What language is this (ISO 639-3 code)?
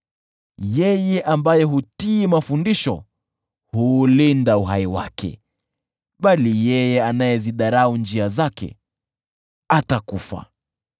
swa